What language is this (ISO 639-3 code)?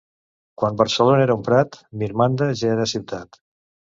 cat